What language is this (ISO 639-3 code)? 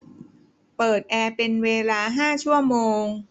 tha